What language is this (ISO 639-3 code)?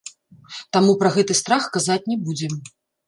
bel